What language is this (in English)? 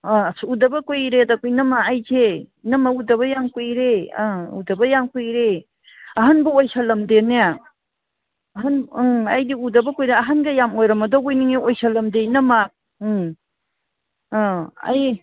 Manipuri